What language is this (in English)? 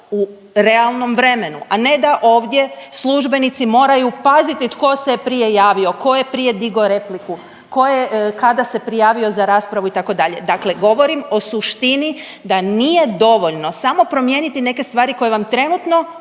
Croatian